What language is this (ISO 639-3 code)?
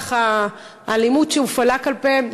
heb